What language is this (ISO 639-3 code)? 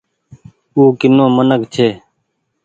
gig